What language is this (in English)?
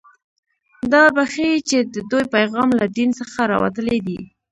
Pashto